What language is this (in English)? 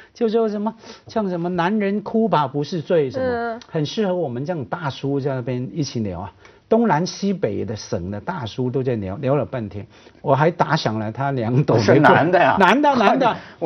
Chinese